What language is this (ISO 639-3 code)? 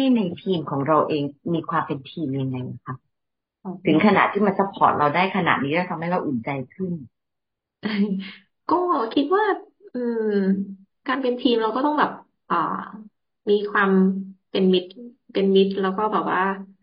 tha